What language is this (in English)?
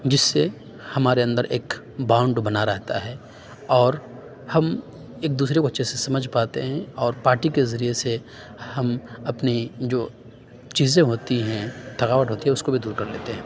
Urdu